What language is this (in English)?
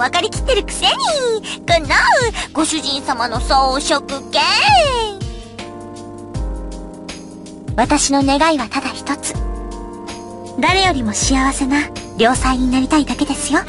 Japanese